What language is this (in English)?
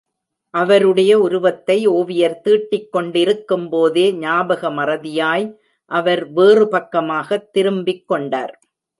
Tamil